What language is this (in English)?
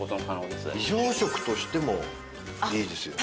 Japanese